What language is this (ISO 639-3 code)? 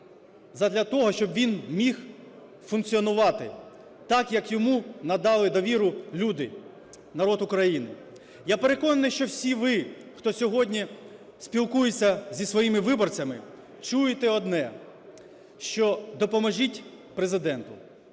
ukr